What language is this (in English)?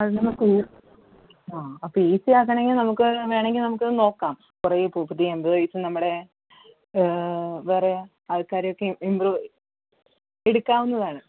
Malayalam